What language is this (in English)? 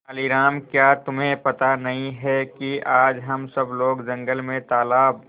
Hindi